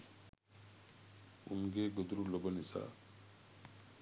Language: Sinhala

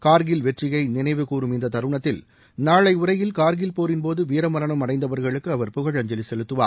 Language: Tamil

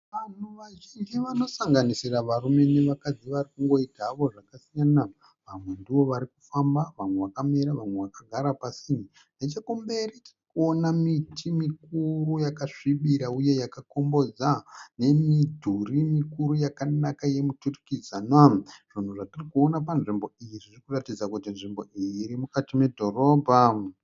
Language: Shona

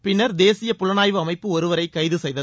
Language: Tamil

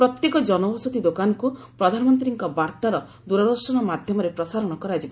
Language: Odia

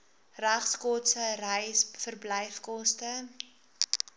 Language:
Afrikaans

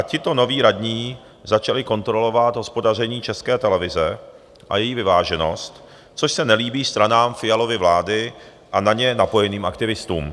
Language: Czech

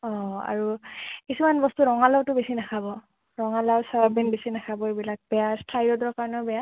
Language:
Assamese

